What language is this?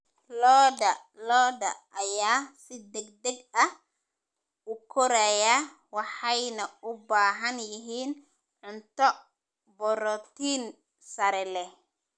Somali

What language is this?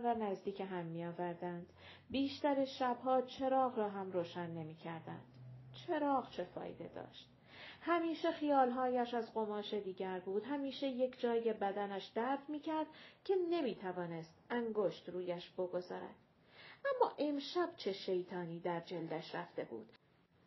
Persian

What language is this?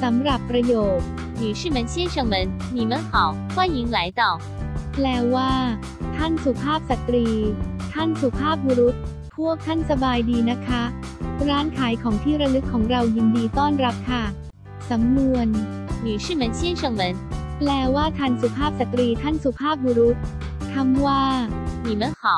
Thai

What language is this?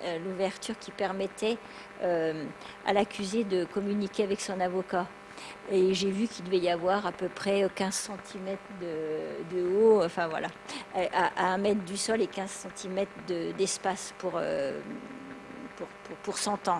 French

